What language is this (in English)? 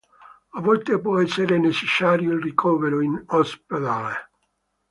Italian